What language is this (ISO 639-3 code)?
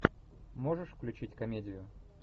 rus